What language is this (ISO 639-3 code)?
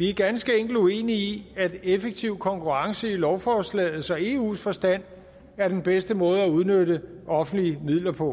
dan